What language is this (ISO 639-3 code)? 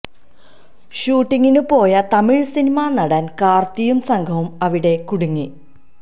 mal